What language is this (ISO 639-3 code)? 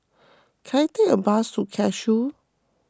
eng